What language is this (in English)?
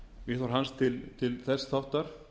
Icelandic